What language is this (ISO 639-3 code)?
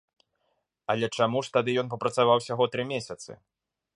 bel